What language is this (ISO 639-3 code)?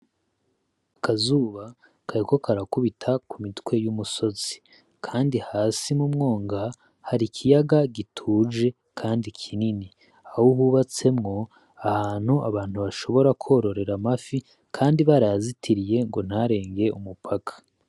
run